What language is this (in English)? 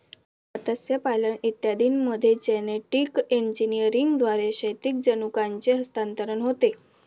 Marathi